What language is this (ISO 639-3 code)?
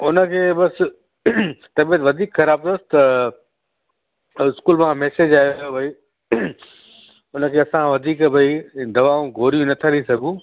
snd